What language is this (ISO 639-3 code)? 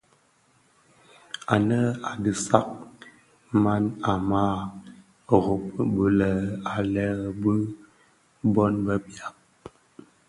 ksf